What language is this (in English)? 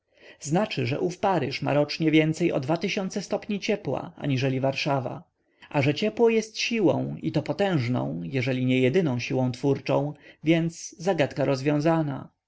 Polish